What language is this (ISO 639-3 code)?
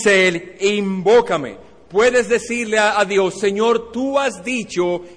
spa